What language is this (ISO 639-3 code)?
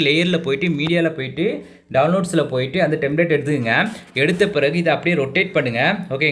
tam